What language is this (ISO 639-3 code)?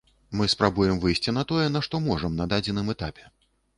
bel